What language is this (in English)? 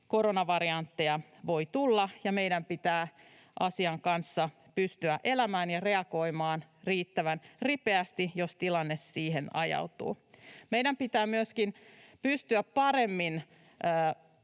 Finnish